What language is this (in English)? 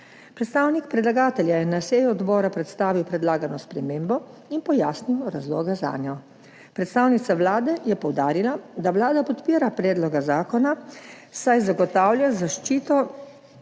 Slovenian